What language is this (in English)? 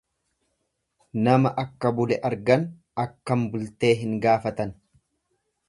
Oromo